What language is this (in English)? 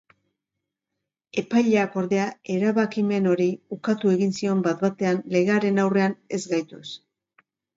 Basque